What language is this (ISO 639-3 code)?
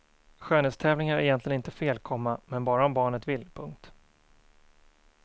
swe